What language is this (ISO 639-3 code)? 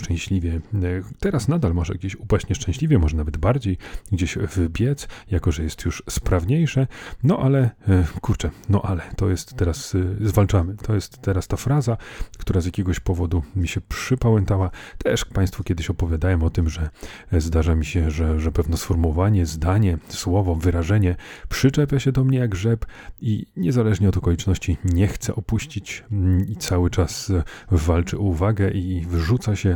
pol